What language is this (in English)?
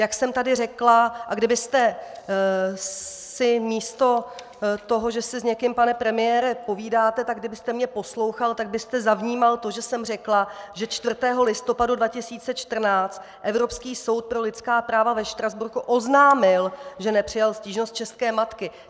Czech